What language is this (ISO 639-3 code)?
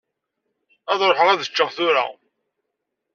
kab